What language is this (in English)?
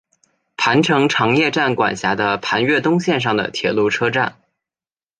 Chinese